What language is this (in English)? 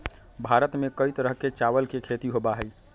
Magahi